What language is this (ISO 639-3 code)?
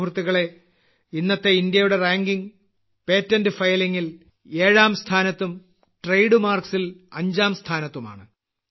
mal